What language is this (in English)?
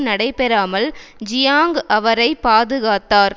Tamil